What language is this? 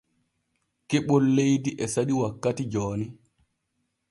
Borgu Fulfulde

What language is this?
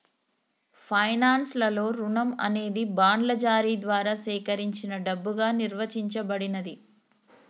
Telugu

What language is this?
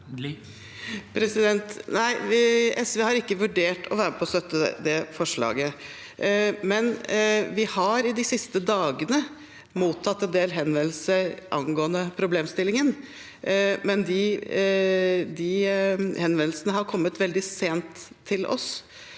Norwegian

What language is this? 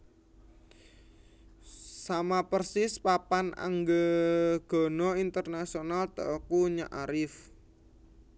Javanese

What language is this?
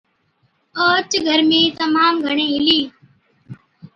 Od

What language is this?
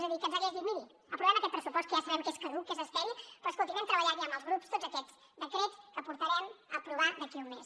Catalan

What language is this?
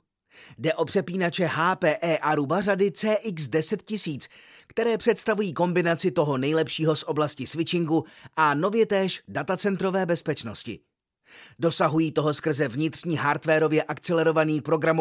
Czech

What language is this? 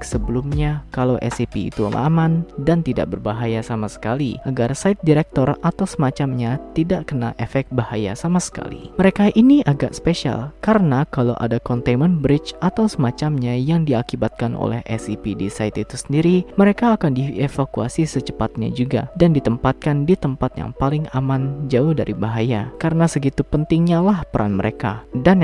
Indonesian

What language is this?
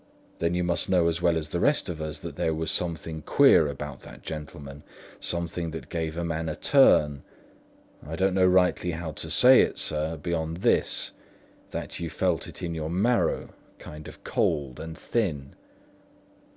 English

